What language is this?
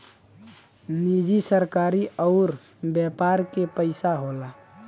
Bhojpuri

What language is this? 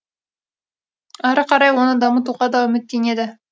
Kazakh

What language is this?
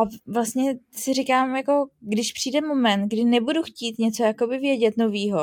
Czech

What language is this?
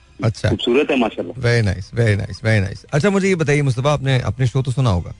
Hindi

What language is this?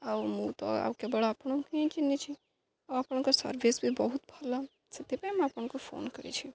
Odia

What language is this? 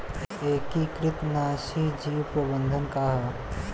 Bhojpuri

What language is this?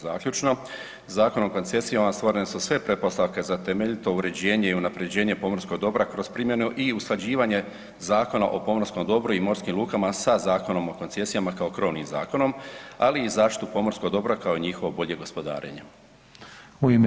Croatian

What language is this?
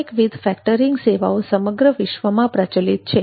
Gujarati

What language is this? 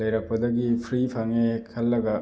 Manipuri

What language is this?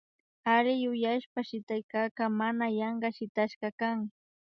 Imbabura Highland Quichua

